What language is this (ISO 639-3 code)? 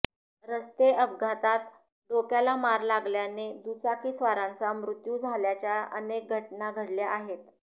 mar